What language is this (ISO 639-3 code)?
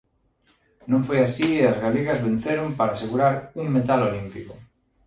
glg